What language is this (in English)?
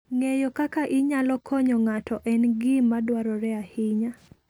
Luo (Kenya and Tanzania)